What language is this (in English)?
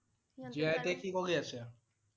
Assamese